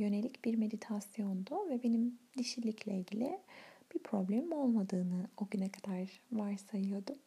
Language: Turkish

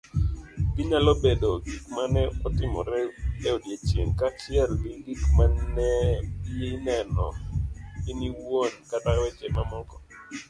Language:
Luo (Kenya and Tanzania)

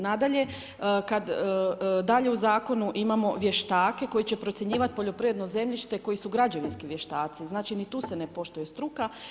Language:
Croatian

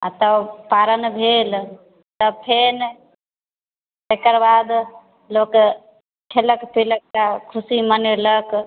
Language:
Maithili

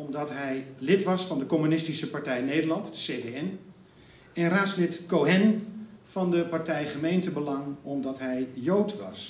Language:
Dutch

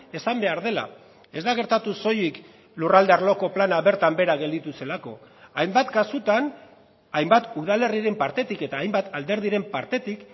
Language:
Basque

